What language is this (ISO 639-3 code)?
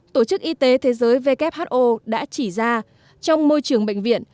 vie